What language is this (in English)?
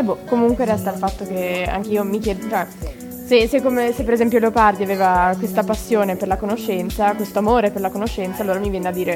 Italian